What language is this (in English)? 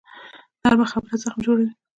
Pashto